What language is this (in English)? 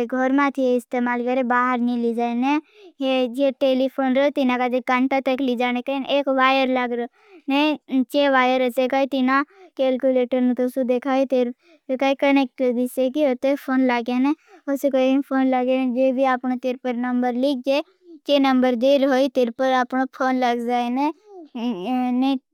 Bhili